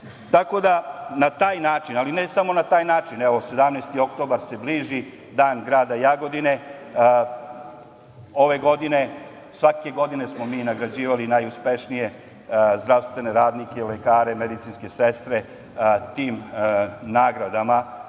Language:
Serbian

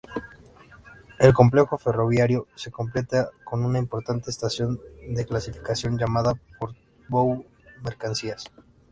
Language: Spanish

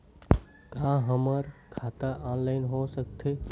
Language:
Chhattisgarhi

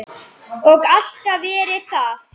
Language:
Icelandic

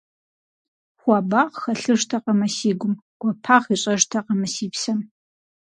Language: Kabardian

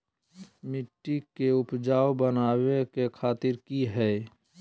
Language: Magahi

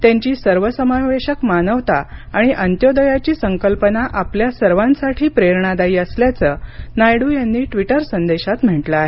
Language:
Marathi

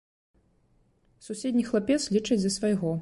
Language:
Belarusian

